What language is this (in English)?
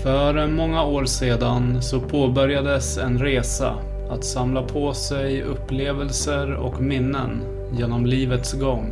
Swedish